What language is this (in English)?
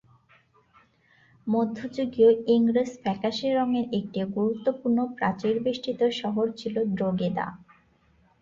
Bangla